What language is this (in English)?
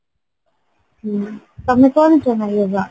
Odia